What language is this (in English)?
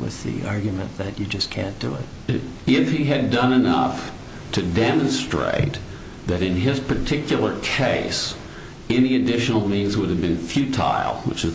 English